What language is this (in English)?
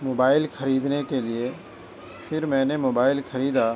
Urdu